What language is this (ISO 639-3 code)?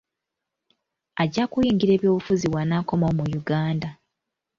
lug